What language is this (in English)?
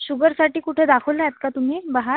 Marathi